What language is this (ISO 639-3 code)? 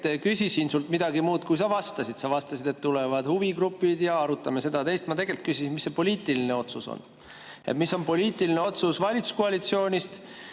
est